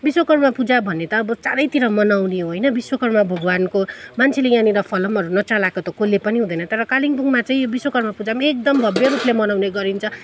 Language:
Nepali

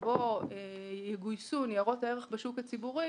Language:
Hebrew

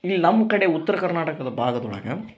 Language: Kannada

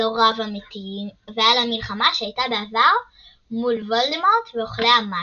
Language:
Hebrew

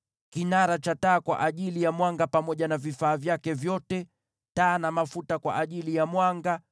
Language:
Swahili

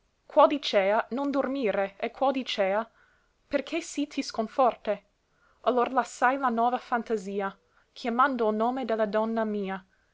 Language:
Italian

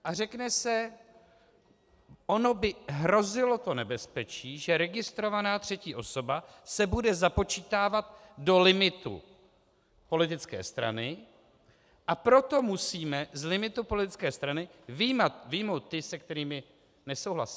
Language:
Czech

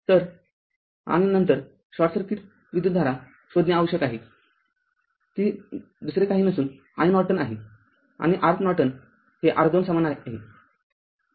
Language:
Marathi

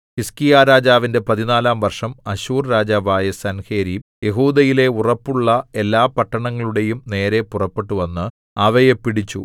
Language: Malayalam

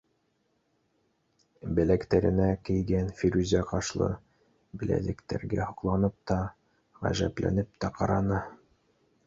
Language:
Bashkir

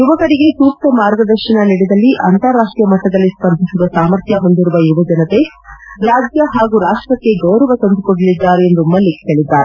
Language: Kannada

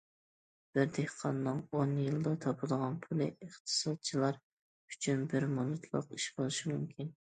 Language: Uyghur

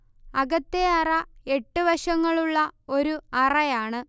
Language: Malayalam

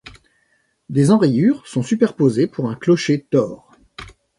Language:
French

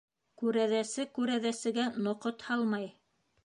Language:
Bashkir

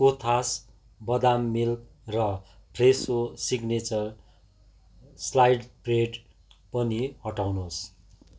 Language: Nepali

